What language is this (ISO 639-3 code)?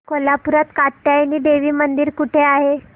mar